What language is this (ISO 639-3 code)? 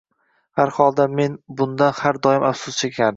uzb